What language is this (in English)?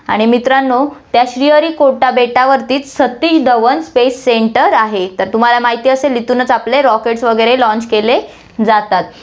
Marathi